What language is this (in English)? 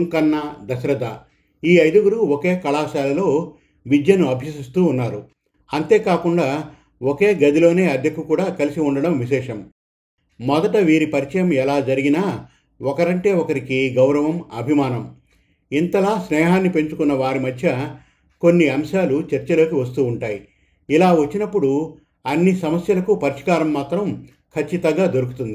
Telugu